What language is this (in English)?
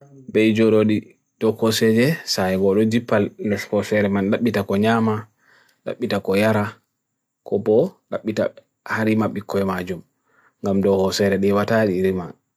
Bagirmi Fulfulde